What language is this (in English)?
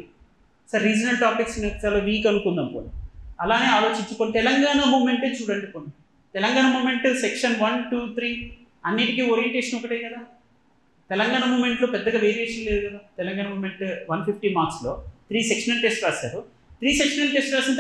Telugu